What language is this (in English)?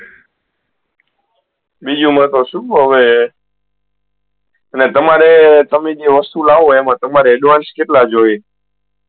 Gujarati